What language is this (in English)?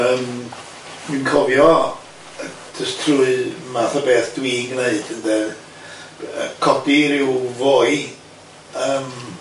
Welsh